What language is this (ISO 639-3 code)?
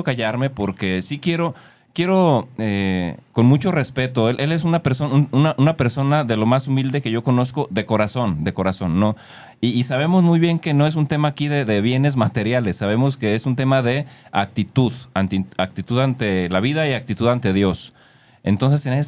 spa